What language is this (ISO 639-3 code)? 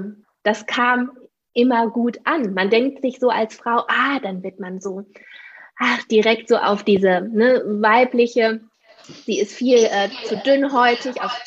deu